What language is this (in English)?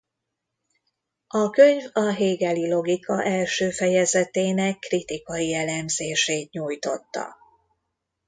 Hungarian